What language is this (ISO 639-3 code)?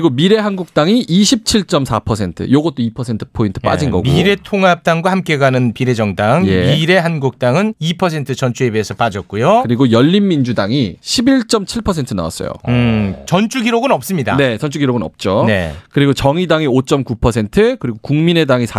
kor